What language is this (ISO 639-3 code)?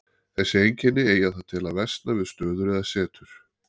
isl